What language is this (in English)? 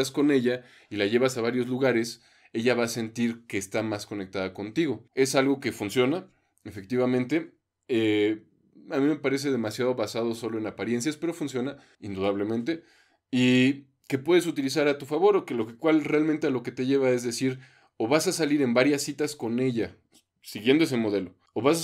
Spanish